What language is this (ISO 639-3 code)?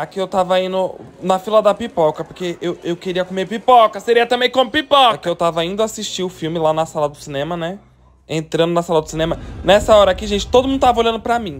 por